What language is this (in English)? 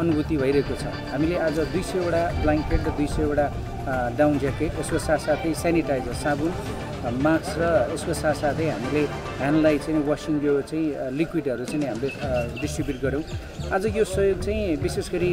Hindi